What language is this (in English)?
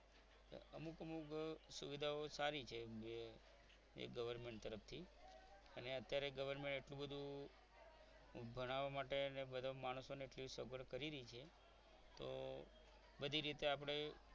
Gujarati